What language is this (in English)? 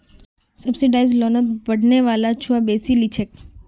Magahi